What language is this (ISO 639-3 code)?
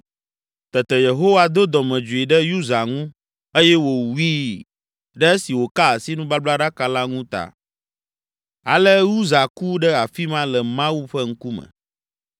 ewe